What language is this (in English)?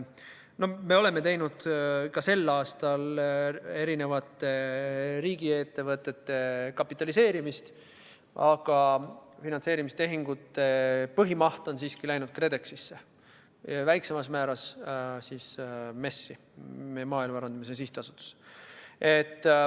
Estonian